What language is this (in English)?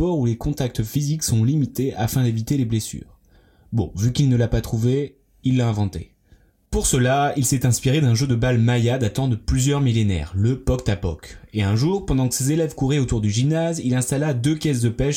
French